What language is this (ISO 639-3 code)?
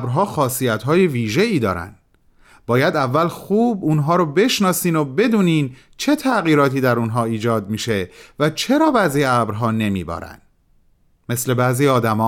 fas